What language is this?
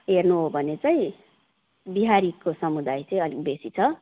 Nepali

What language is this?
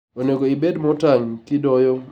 Luo (Kenya and Tanzania)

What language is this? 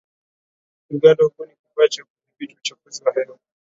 Swahili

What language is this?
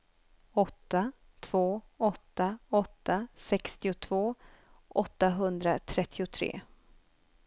Swedish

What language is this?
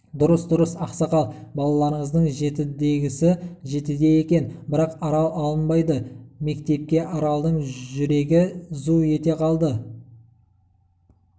Kazakh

